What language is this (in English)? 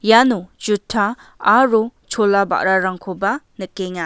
Garo